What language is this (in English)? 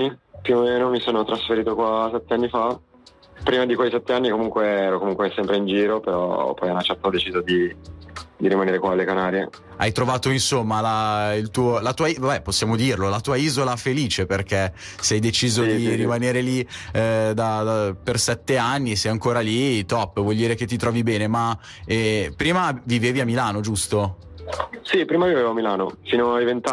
Italian